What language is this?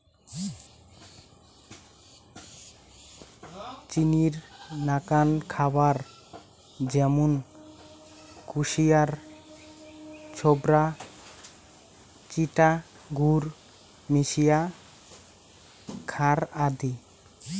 Bangla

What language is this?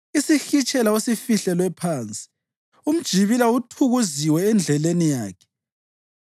North Ndebele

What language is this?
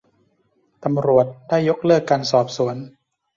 Thai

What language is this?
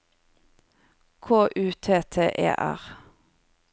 Norwegian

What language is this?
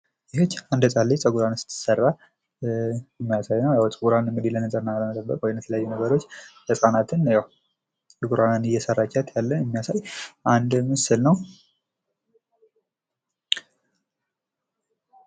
Amharic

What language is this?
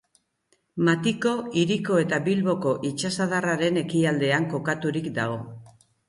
Basque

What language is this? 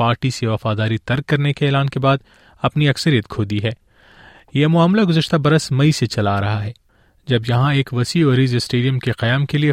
Urdu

